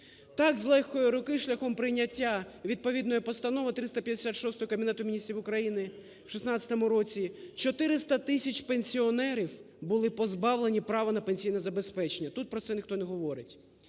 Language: Ukrainian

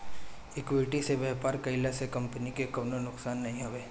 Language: Bhojpuri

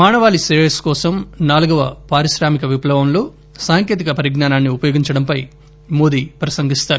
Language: Telugu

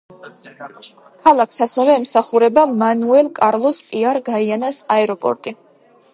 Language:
Georgian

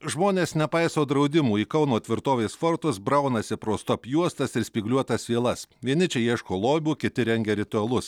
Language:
Lithuanian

